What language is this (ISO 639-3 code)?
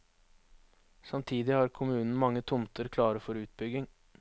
nor